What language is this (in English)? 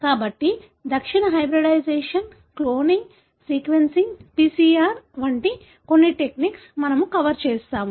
Telugu